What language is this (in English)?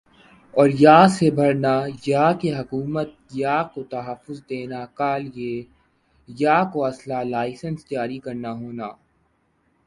Urdu